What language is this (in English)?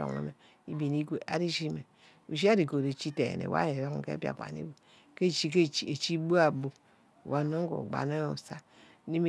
Ubaghara